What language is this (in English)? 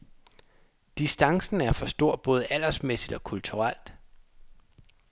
Danish